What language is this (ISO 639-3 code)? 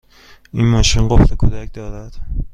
fas